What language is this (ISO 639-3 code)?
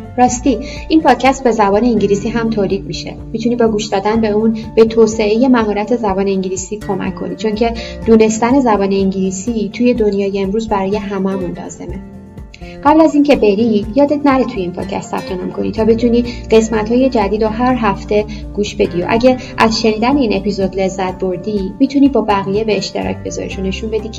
fas